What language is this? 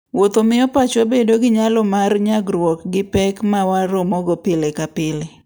Luo (Kenya and Tanzania)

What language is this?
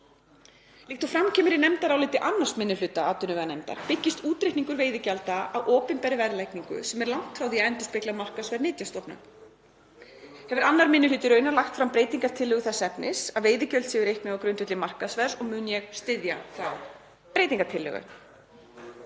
Icelandic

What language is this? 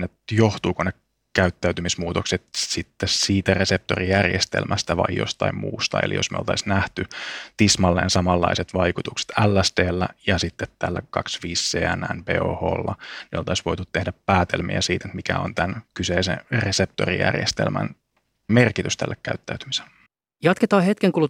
Finnish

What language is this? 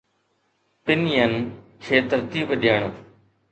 Sindhi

